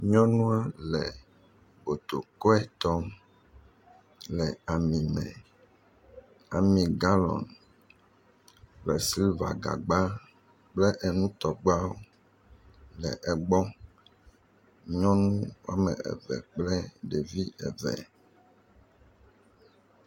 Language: Ewe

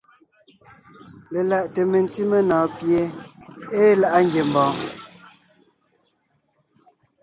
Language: Ngiemboon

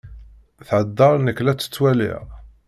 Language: Kabyle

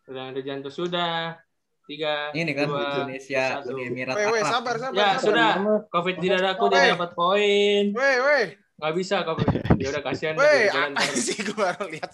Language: Indonesian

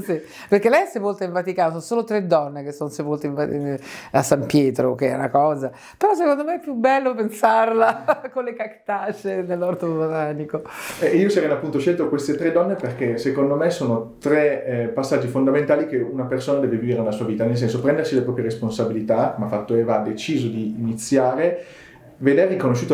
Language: Italian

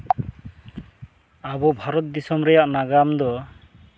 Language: Santali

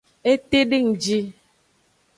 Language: Aja (Benin)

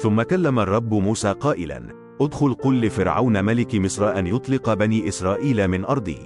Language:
Arabic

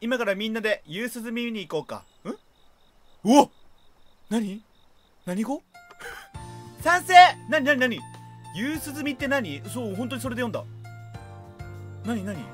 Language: Japanese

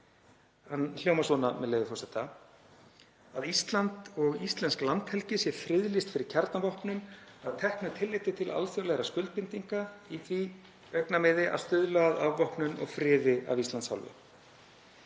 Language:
Icelandic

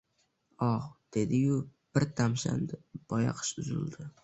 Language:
Uzbek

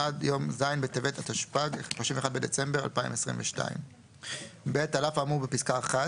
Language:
Hebrew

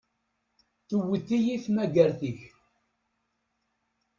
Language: Kabyle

